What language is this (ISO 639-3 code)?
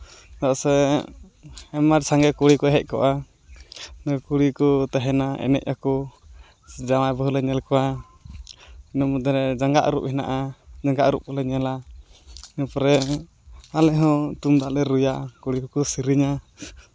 sat